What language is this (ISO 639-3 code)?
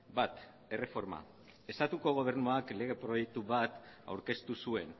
eus